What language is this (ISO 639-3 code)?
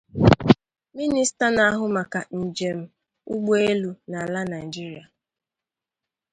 ibo